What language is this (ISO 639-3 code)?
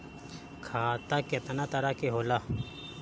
bho